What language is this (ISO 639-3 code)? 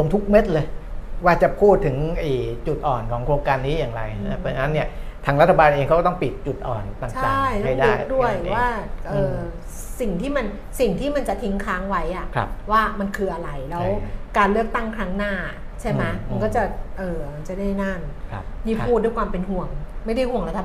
tha